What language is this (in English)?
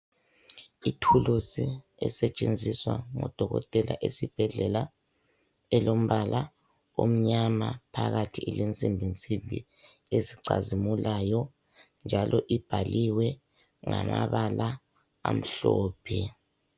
North Ndebele